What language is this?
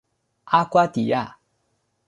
Chinese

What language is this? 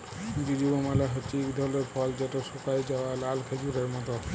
Bangla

